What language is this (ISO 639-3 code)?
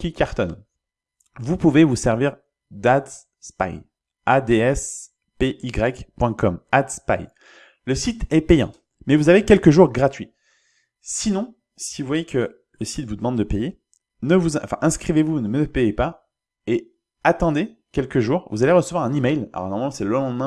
fra